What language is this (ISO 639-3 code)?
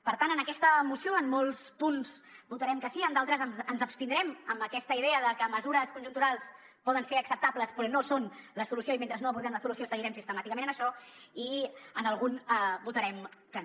cat